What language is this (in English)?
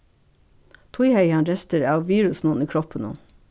Faroese